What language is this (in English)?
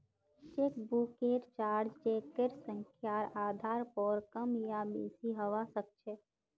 Magahi